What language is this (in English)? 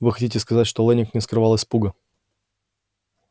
Russian